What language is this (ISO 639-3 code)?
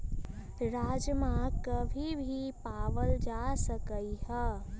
mag